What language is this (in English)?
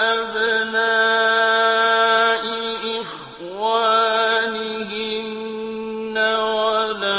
Arabic